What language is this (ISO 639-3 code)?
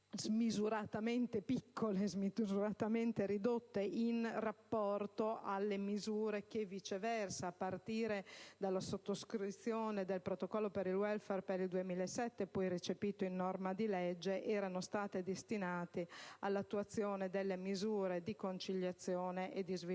ita